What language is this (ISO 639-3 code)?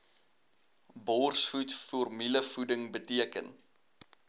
afr